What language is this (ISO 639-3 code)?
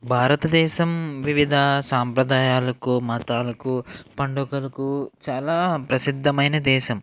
tel